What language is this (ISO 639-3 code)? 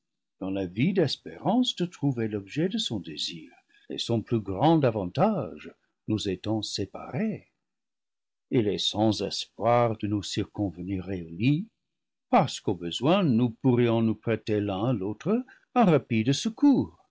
fra